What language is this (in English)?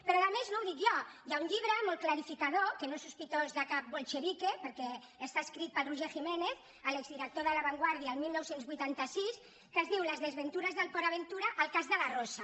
Catalan